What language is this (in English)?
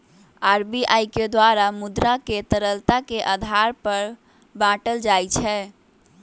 Magahi